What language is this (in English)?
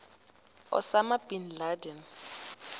South Ndebele